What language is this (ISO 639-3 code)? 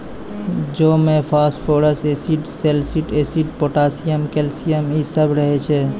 mai